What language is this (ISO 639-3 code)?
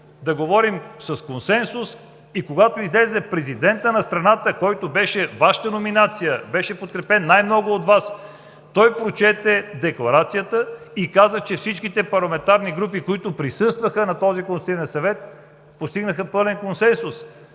bul